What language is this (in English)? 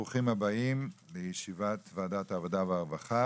Hebrew